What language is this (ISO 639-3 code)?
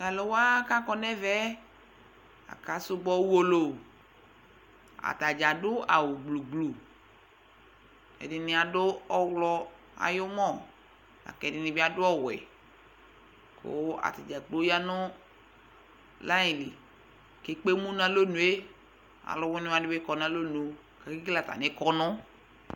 kpo